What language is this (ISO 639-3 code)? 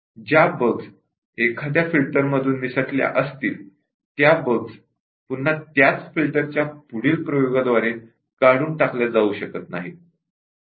mar